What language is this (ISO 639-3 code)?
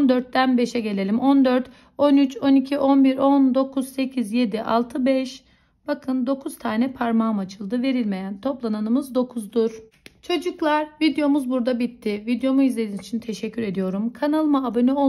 tur